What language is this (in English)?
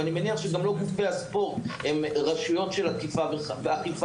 Hebrew